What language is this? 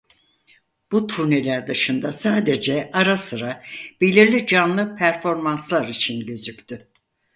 Turkish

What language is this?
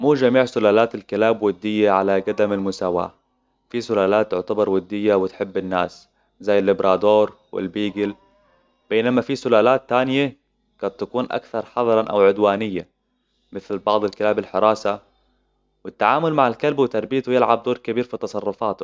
Hijazi Arabic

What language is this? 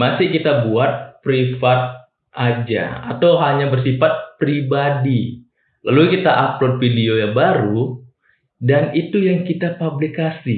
Indonesian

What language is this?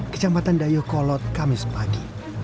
Indonesian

